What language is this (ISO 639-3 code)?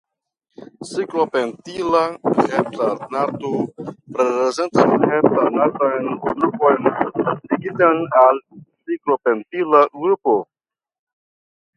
epo